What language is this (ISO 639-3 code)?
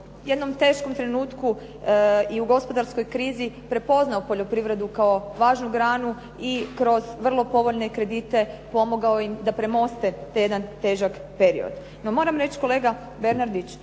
hrv